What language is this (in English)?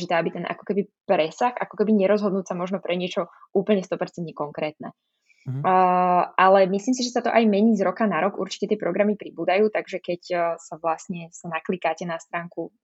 Slovak